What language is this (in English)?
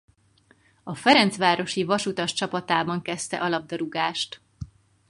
Hungarian